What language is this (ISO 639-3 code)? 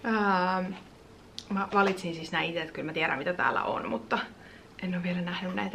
fin